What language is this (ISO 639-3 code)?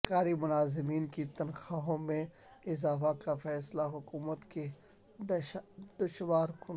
urd